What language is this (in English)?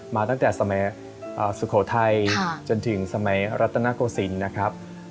Thai